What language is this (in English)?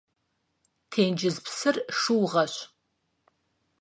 Kabardian